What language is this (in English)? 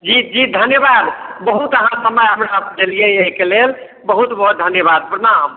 Maithili